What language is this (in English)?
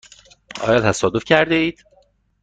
Persian